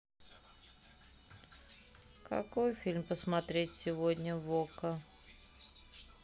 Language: Russian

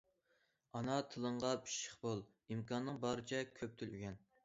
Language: Uyghur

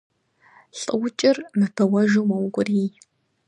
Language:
Kabardian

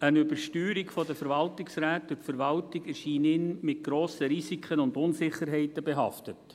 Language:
Swiss German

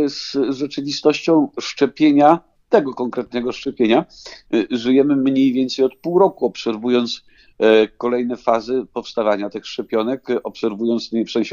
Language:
Polish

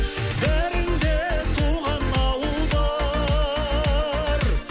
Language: Kazakh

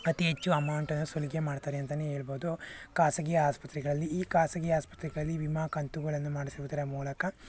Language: Kannada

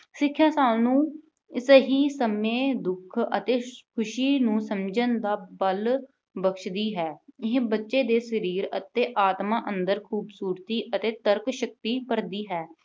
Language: Punjabi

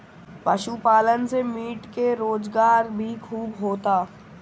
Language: Bhojpuri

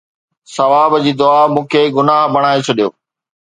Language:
Sindhi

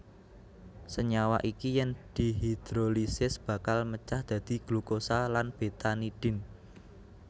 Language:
Javanese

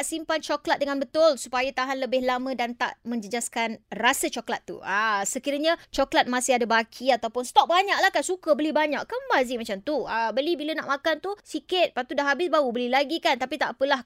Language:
Malay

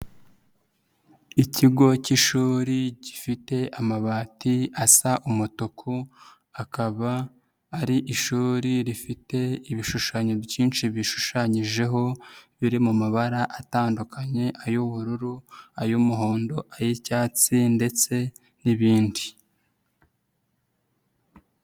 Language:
Kinyarwanda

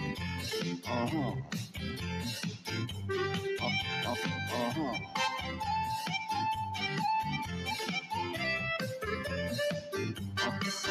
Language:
Romanian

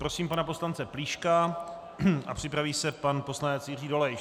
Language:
Czech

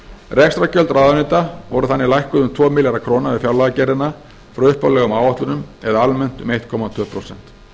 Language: Icelandic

